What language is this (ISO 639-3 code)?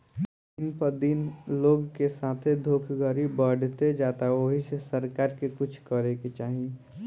bho